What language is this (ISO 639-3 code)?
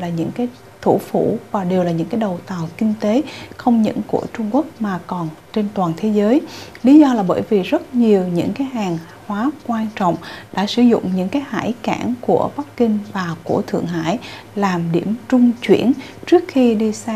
vie